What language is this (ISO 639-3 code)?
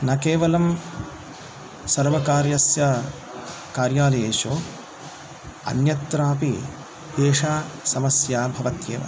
san